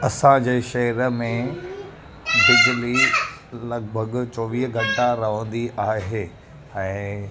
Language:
Sindhi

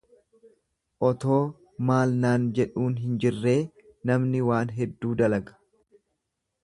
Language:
Oromo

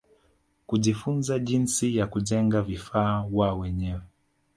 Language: Swahili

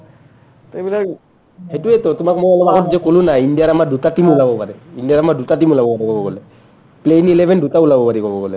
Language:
Assamese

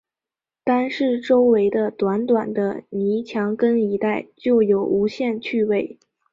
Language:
Chinese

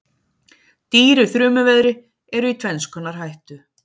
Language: Icelandic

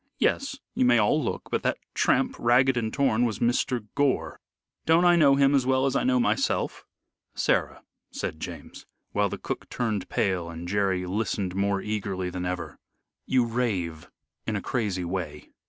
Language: English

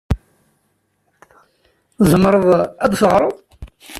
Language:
Kabyle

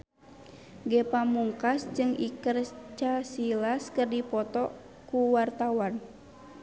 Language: Sundanese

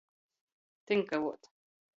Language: Latgalian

